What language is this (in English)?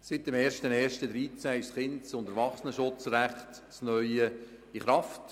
Swiss German